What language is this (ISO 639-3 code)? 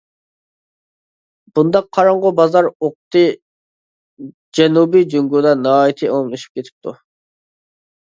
uig